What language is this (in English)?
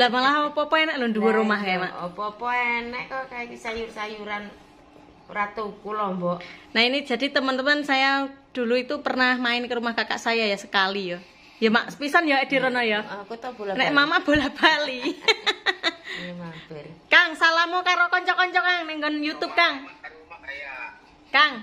Indonesian